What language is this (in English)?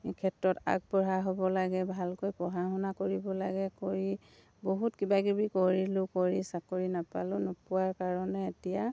Assamese